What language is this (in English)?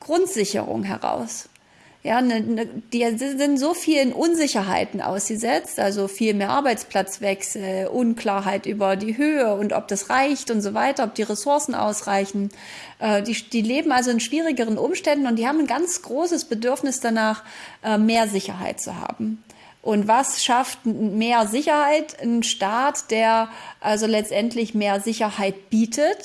German